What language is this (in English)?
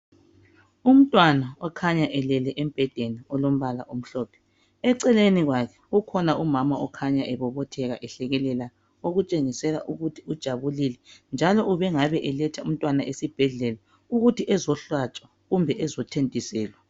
North Ndebele